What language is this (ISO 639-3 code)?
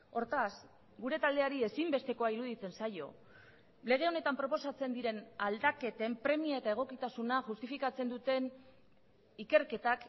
eus